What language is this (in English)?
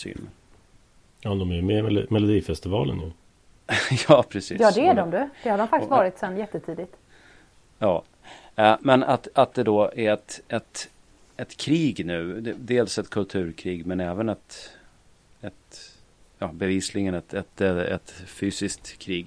Swedish